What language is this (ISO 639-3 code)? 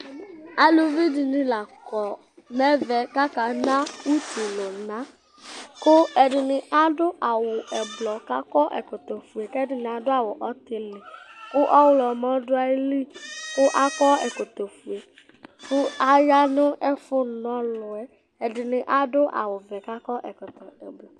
kpo